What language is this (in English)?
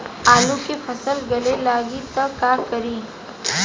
Bhojpuri